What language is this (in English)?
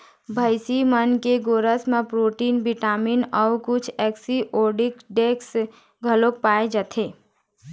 Chhattisgarhi